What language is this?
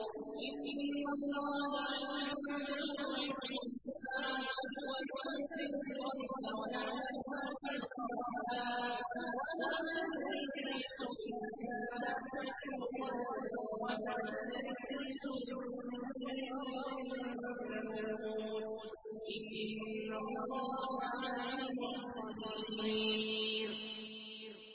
Arabic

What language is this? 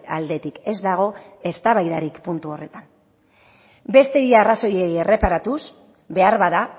Basque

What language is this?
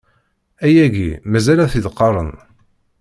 Kabyle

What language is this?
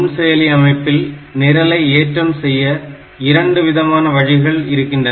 Tamil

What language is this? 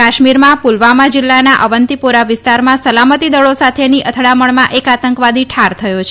Gujarati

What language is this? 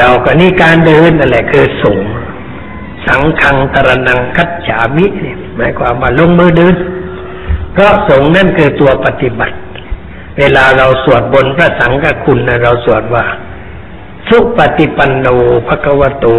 Thai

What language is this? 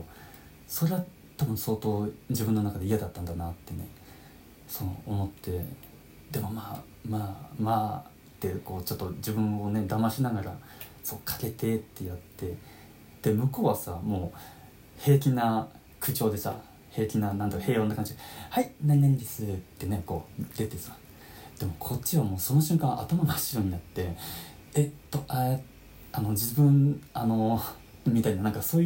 Japanese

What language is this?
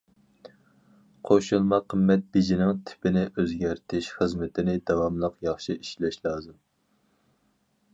Uyghur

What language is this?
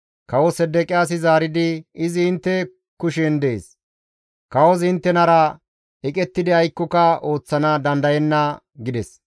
Gamo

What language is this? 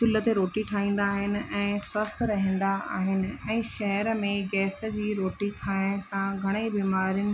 Sindhi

